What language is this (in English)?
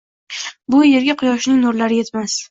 Uzbek